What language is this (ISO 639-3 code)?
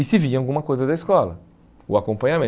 por